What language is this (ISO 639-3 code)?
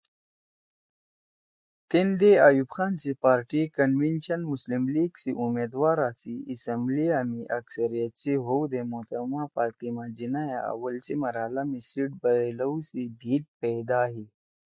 trw